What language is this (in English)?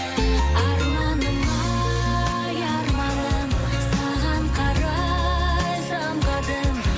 Kazakh